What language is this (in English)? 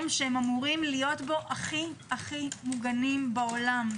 Hebrew